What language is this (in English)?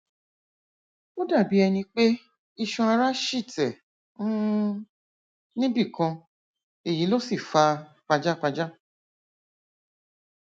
Yoruba